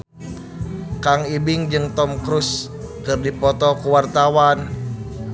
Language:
Sundanese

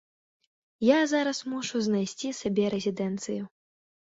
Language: Belarusian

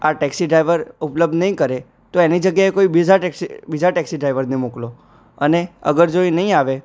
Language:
Gujarati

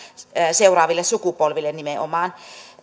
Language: Finnish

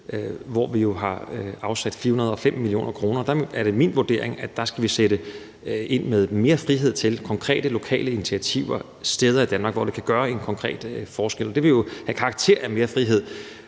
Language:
Danish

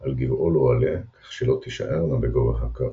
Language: Hebrew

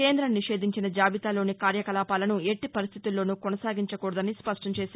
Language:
Telugu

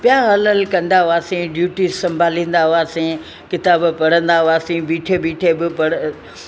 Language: Sindhi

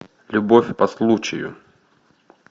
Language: Russian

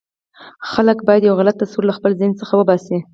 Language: Pashto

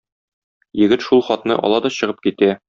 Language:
Tatar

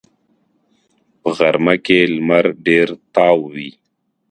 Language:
Pashto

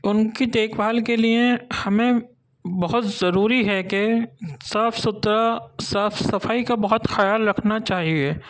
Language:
Urdu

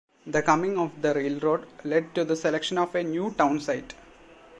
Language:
English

